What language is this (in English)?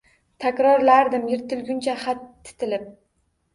Uzbek